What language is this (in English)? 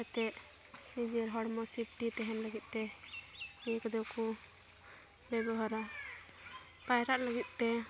Santali